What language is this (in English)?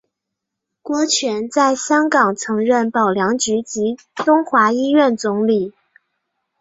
Chinese